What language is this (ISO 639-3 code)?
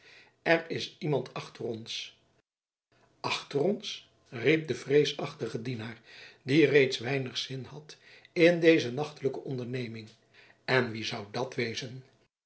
nld